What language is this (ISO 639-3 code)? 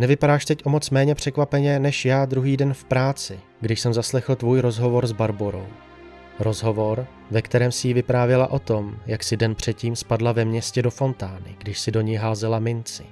ces